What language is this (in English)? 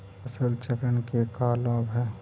Magahi